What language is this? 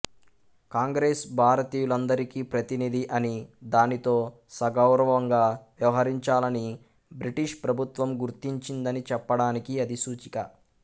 Telugu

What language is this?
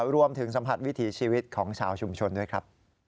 Thai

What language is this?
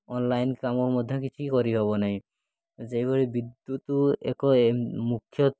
Odia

